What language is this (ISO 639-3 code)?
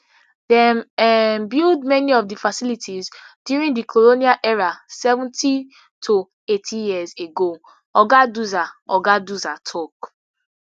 pcm